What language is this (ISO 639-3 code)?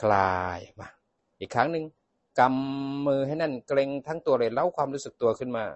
tha